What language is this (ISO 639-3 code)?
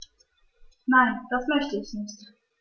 deu